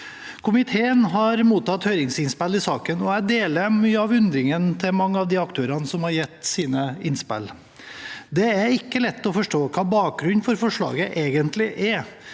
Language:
Norwegian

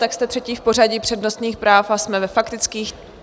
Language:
Czech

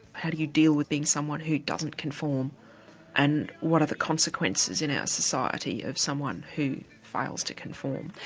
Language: English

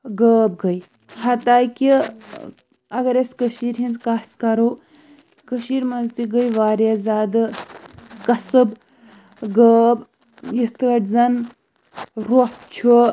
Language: Kashmiri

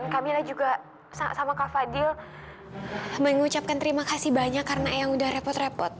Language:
Indonesian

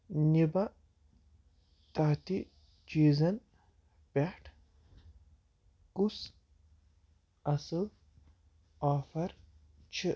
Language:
Kashmiri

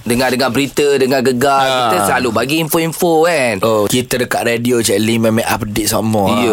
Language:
Malay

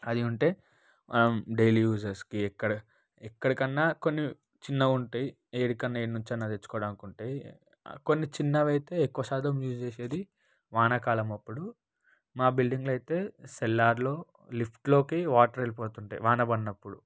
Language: Telugu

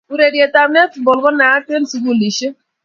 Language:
Kalenjin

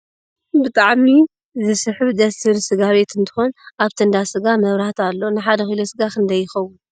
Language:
Tigrinya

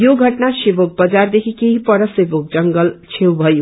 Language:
Nepali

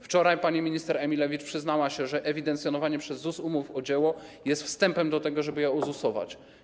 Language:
Polish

